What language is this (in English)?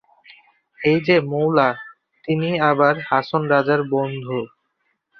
Bangla